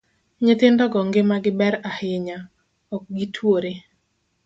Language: Luo (Kenya and Tanzania)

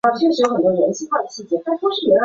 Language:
Chinese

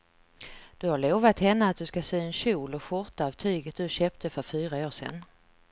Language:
Swedish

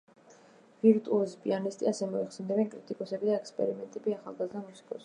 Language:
Georgian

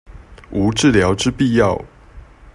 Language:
Chinese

